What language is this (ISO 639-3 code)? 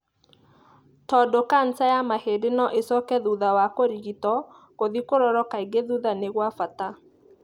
kik